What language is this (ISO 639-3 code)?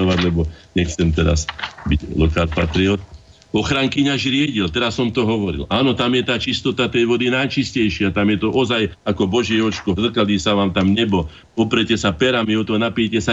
slk